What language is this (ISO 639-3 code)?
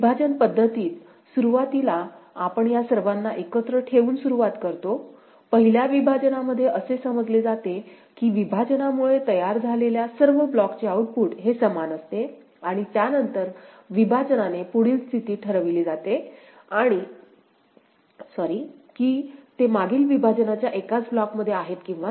mar